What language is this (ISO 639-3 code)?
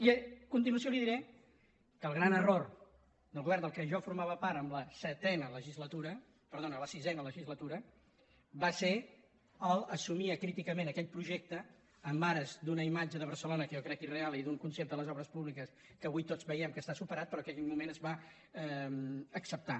cat